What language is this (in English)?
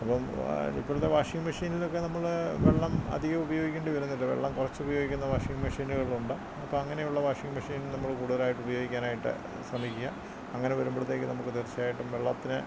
Malayalam